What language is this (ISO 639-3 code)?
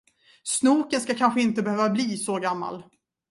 swe